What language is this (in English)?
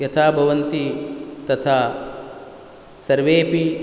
Sanskrit